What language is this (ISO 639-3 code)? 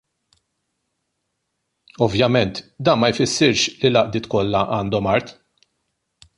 mlt